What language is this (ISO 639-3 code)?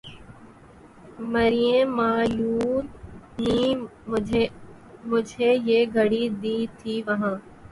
urd